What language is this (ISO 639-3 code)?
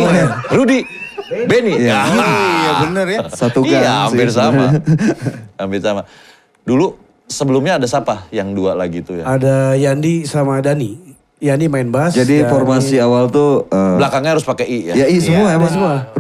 ind